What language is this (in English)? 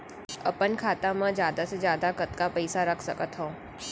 Chhattisgarhi